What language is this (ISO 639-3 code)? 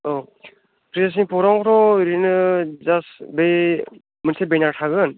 brx